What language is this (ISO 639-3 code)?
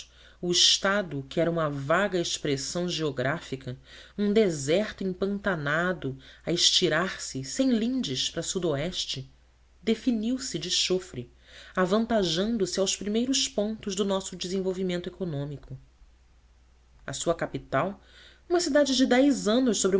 por